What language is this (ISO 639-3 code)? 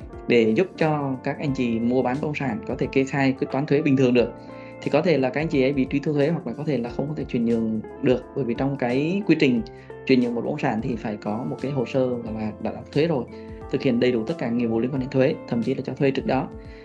vie